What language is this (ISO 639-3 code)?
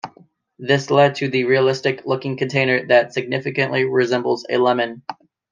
eng